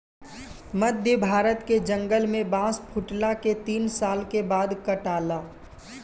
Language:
Bhojpuri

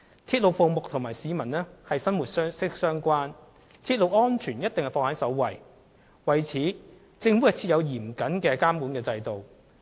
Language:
Cantonese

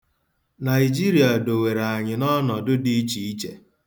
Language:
Igbo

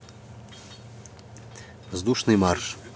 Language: Russian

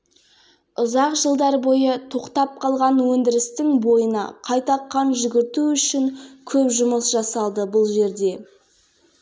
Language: Kazakh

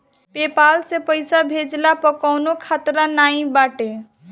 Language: Bhojpuri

